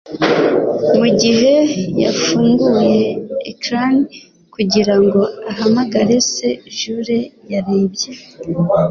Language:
Kinyarwanda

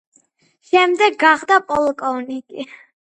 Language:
Georgian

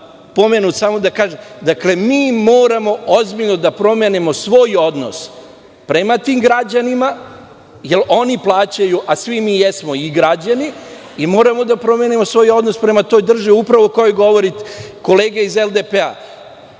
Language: Serbian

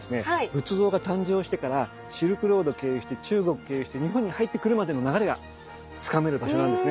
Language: Japanese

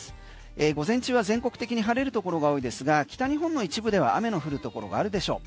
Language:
Japanese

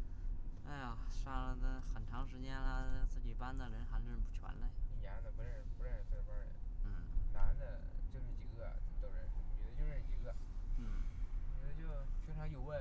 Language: Chinese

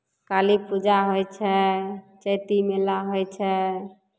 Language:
Maithili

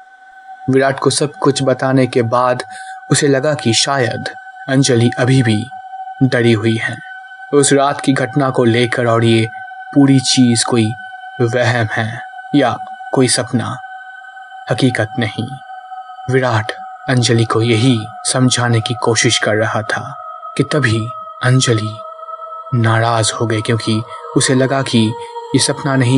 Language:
Hindi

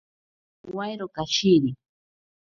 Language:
Ashéninka Perené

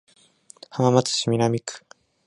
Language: Japanese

